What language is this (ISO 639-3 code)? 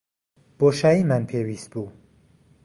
ckb